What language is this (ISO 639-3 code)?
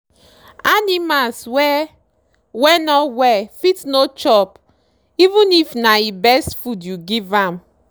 pcm